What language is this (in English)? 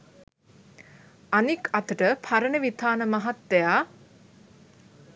Sinhala